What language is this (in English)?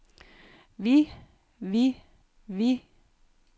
Danish